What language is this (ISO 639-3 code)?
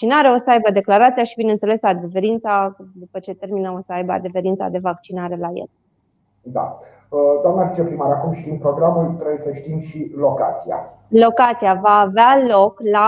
ron